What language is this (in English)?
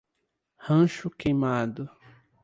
Portuguese